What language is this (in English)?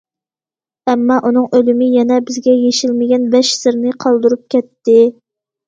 Uyghur